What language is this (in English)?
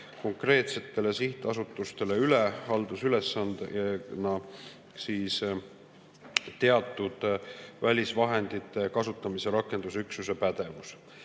Estonian